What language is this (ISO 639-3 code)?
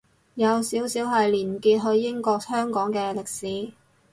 yue